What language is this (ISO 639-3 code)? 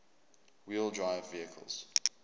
eng